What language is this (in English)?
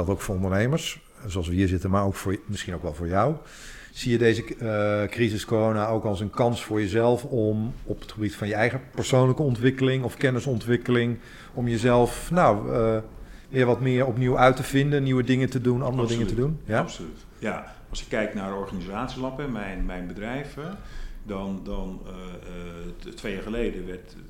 Dutch